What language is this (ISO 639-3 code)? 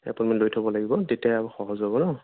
asm